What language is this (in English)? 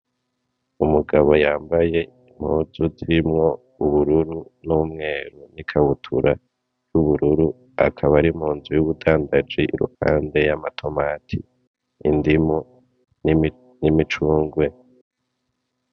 Rundi